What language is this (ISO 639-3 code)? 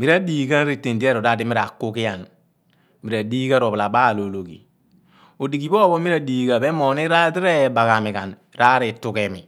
abn